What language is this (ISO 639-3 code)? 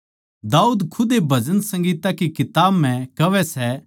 bgc